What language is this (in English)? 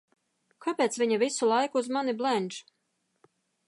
Latvian